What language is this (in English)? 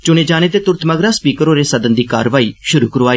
Dogri